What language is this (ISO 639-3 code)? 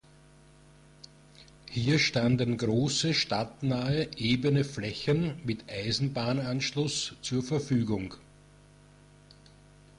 deu